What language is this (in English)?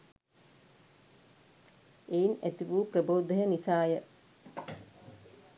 Sinhala